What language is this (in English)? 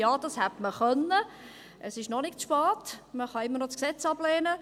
Swiss German